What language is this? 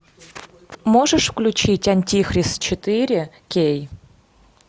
Russian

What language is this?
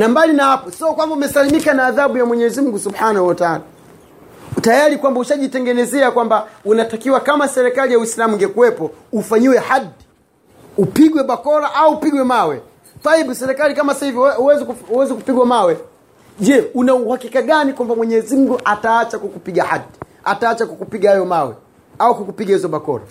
Swahili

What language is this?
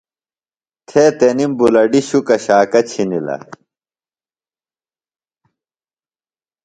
Phalura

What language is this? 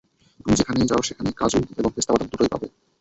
Bangla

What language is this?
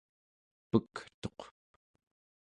Central Yupik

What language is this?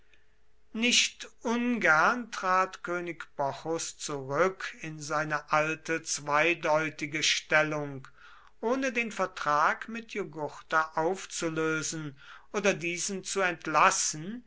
German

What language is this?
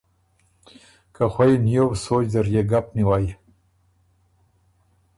Ormuri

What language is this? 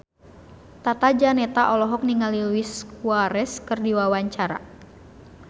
Sundanese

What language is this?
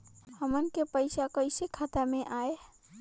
Bhojpuri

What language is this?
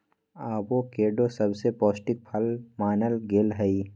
Magahi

